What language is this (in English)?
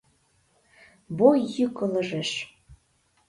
Mari